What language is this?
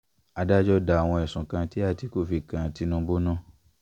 Yoruba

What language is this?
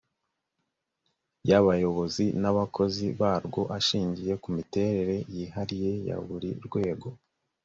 Kinyarwanda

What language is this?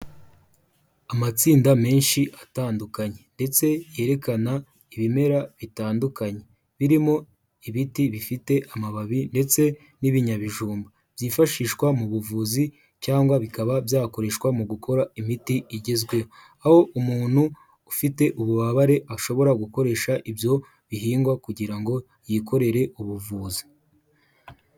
Kinyarwanda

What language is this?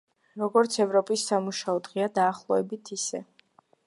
Georgian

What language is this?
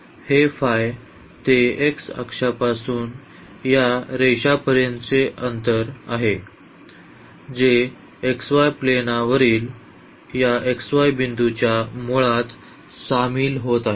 Marathi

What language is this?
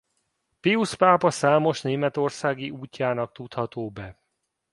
Hungarian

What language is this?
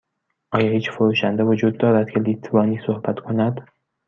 Persian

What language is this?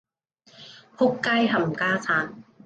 Cantonese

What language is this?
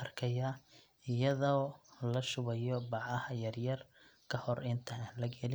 Somali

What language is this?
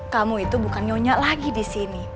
Indonesian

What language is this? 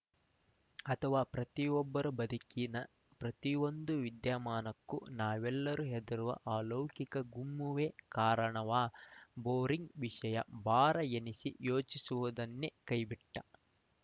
Kannada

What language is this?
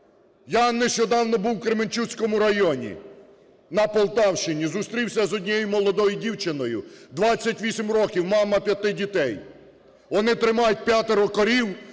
Ukrainian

